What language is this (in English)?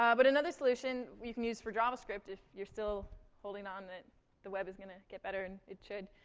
English